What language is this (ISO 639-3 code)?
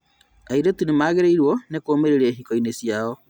kik